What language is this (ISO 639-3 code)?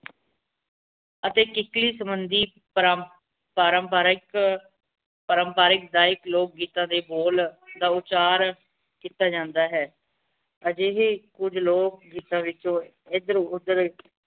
pan